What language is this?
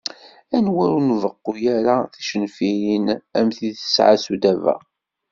Kabyle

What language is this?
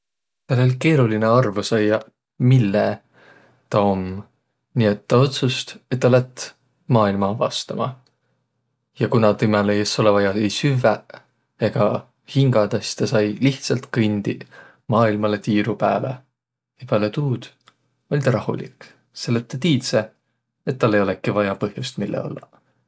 Võro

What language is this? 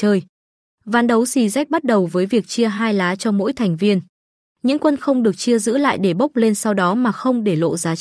Vietnamese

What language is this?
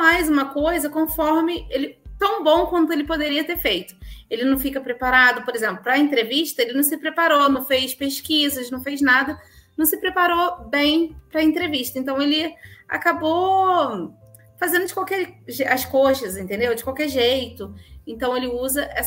Portuguese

